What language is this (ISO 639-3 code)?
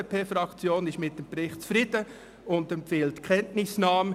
gsw